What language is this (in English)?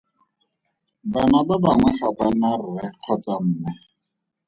Tswana